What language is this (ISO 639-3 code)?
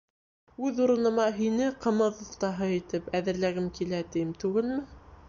bak